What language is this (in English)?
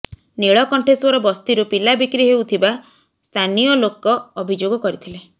Odia